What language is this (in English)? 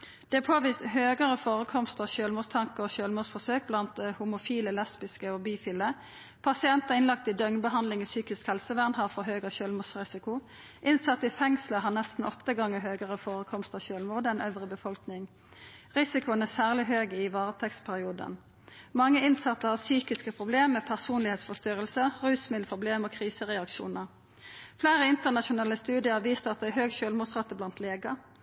Norwegian Nynorsk